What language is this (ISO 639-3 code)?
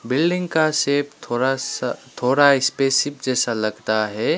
hin